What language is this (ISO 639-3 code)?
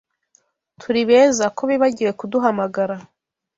kin